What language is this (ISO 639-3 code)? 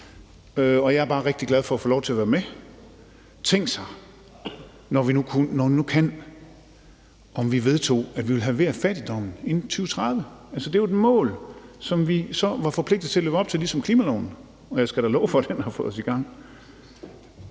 dan